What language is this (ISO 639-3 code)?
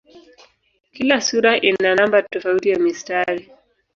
swa